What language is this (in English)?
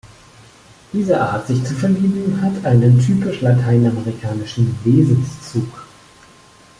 German